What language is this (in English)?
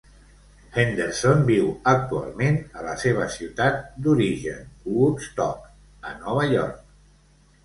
Catalan